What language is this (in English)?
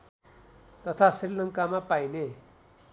Nepali